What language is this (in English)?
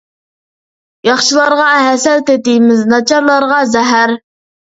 Uyghur